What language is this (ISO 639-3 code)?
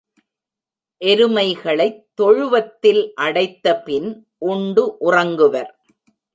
tam